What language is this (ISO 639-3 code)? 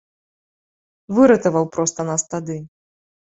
bel